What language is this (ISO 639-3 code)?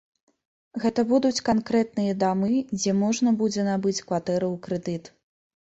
bel